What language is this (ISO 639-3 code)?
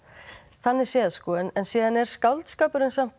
isl